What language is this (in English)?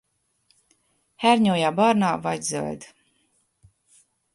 Hungarian